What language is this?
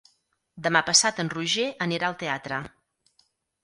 Catalan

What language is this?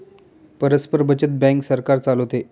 Marathi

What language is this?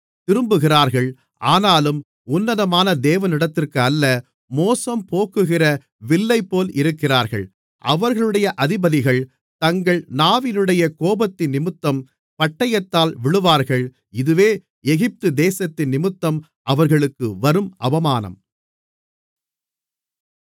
Tamil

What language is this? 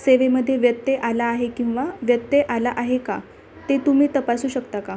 Marathi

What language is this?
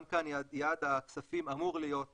Hebrew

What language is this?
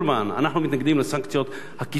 Hebrew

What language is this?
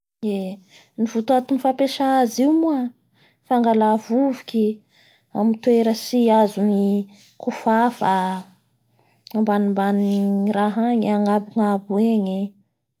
Bara Malagasy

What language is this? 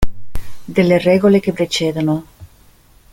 Italian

